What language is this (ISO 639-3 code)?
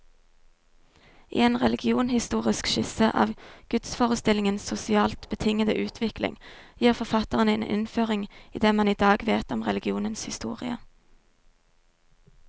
nor